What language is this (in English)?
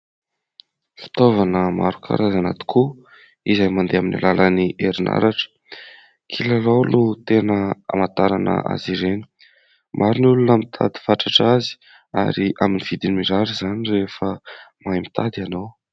Malagasy